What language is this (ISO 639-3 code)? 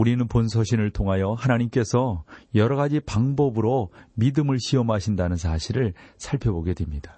kor